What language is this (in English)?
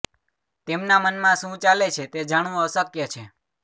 Gujarati